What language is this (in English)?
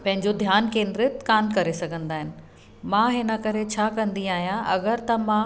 Sindhi